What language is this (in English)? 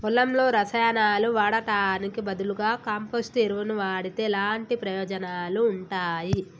Telugu